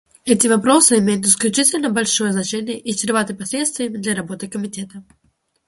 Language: Russian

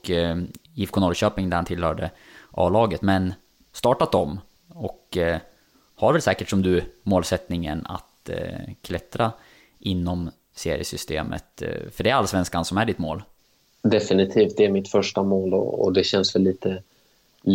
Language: Swedish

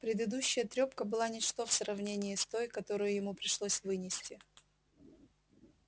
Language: Russian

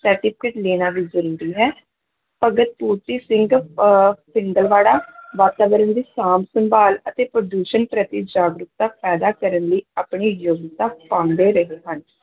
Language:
Punjabi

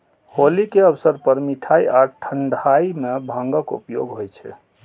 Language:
Maithili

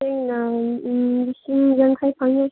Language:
Manipuri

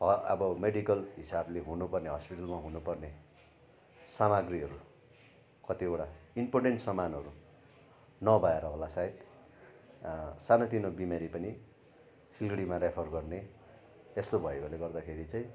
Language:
Nepali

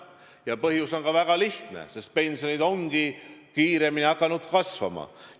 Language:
Estonian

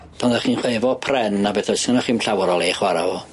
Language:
Welsh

